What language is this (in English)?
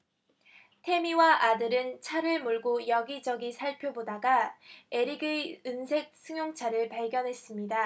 Korean